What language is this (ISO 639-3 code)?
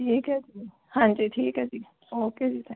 pan